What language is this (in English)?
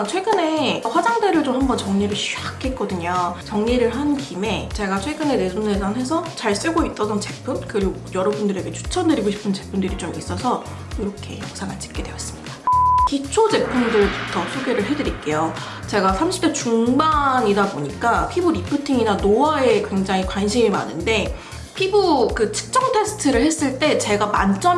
Korean